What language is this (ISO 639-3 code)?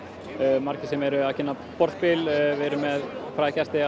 isl